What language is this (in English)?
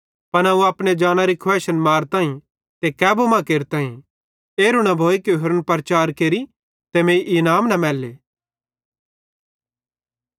Bhadrawahi